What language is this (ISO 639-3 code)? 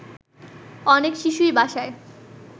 ben